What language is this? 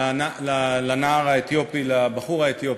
Hebrew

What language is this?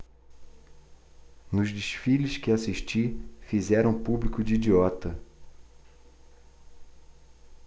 Portuguese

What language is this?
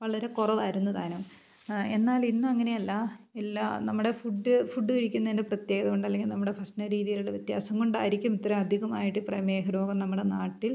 Malayalam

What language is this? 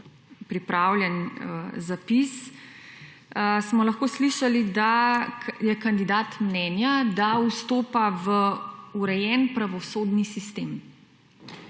Slovenian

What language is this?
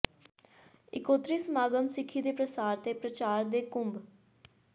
Punjabi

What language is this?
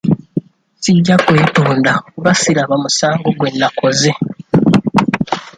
Ganda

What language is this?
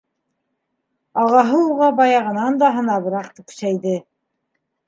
Bashkir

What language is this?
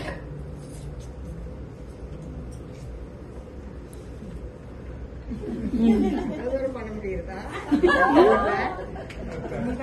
Arabic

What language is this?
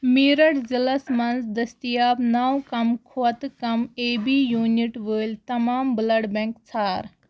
Kashmiri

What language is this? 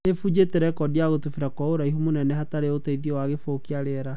Kikuyu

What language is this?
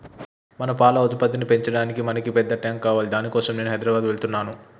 Telugu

